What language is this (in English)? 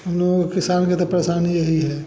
Hindi